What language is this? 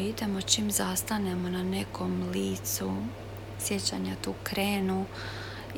Croatian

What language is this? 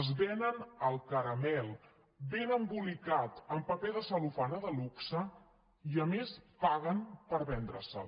Catalan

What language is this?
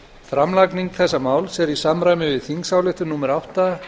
Icelandic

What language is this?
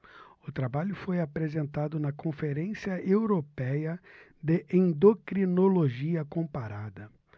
Portuguese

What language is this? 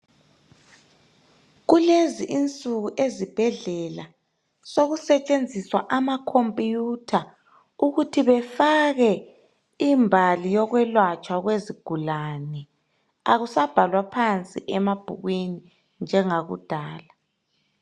North Ndebele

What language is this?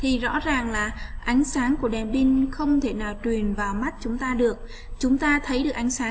Vietnamese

